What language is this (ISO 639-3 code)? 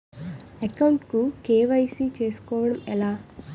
tel